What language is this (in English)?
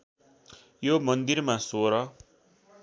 Nepali